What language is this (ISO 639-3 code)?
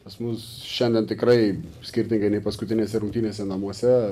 lit